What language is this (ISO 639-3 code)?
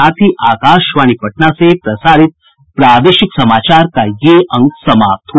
hin